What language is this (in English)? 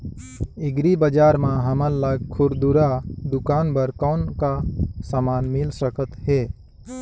Chhattisgarhi